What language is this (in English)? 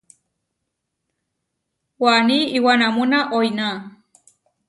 Huarijio